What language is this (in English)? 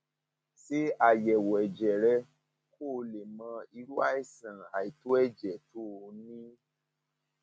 Yoruba